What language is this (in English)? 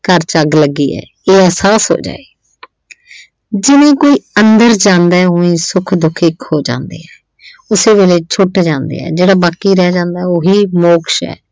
Punjabi